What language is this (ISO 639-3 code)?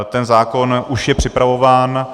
ces